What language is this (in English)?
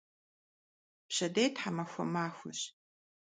Kabardian